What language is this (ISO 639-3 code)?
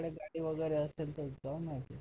mar